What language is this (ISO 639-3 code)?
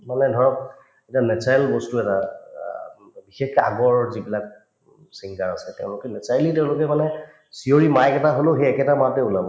asm